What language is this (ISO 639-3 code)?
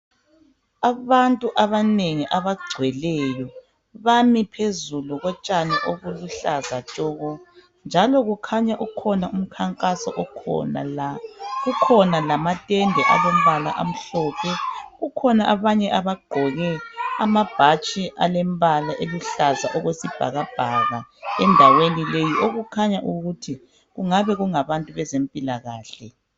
nde